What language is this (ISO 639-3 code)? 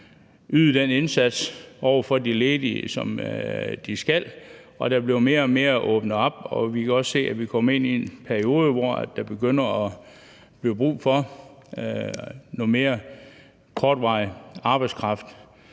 dan